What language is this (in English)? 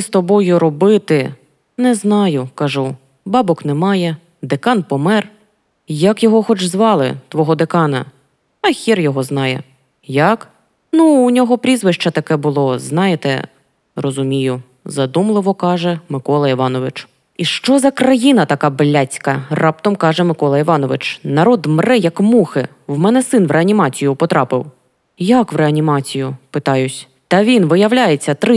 Ukrainian